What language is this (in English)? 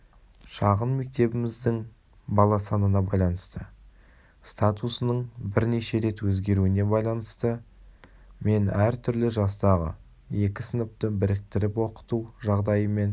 Kazakh